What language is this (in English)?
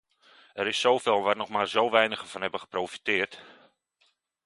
Dutch